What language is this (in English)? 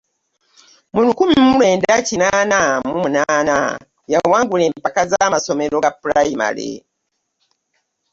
Ganda